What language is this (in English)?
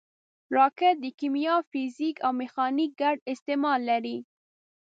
Pashto